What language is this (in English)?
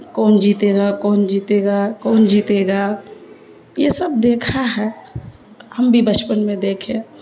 Urdu